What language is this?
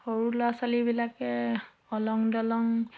Assamese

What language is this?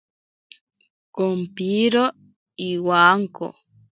Ashéninka Perené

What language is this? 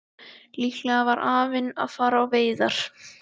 Icelandic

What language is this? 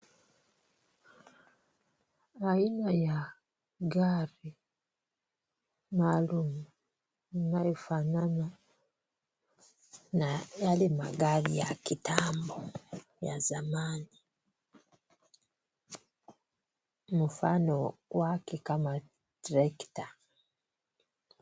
Swahili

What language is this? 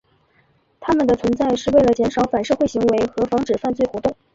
Chinese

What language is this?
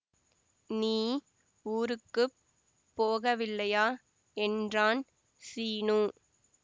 Tamil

